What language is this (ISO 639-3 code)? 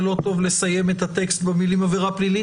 heb